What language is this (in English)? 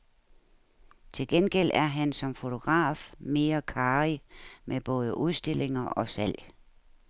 Danish